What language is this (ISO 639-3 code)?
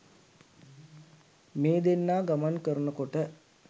sin